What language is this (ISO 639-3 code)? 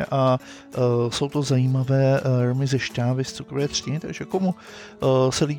ces